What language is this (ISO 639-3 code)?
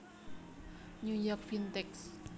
jav